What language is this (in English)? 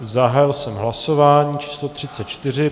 Czech